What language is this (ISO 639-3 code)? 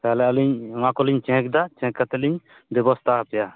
sat